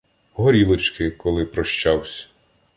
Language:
Ukrainian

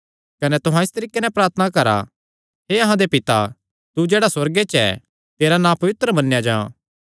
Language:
Kangri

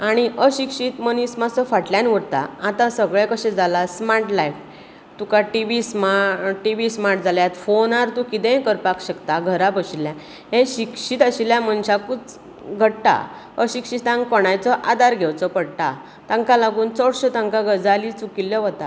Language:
Konkani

